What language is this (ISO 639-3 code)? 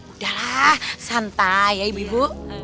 ind